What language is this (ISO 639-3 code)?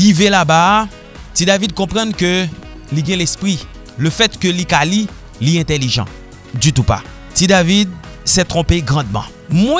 fra